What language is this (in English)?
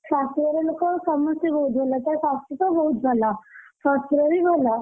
Odia